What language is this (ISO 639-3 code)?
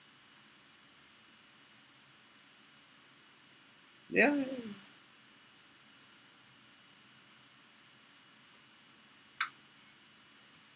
eng